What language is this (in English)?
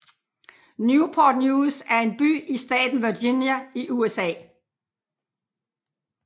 Danish